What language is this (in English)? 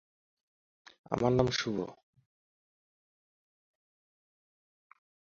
Bangla